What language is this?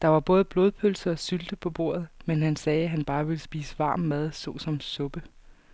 Danish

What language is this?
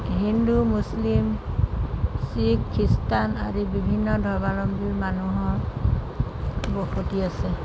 Assamese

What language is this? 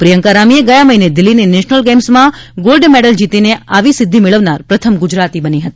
Gujarati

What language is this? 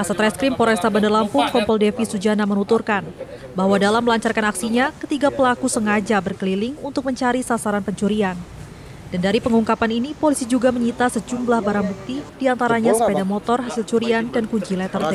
Indonesian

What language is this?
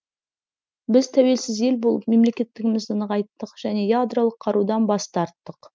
Kazakh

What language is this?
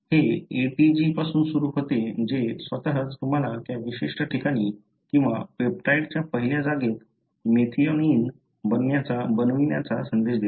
Marathi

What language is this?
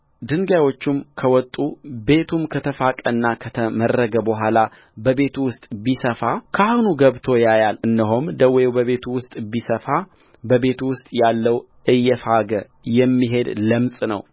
Amharic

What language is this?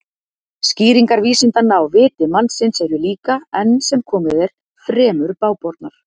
Icelandic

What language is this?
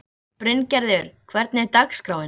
Icelandic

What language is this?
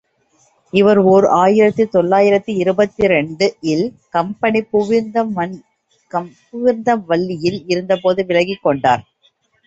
Tamil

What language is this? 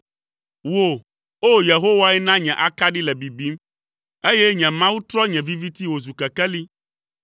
Ewe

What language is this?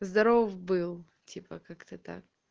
Russian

